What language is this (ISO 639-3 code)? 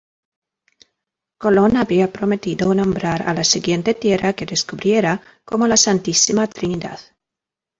spa